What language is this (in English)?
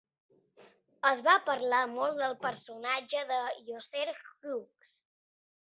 Catalan